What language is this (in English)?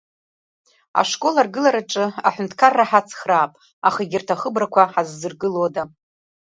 Abkhazian